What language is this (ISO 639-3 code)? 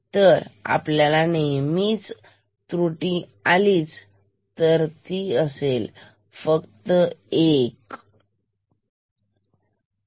mar